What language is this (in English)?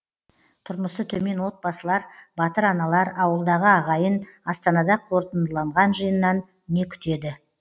Kazakh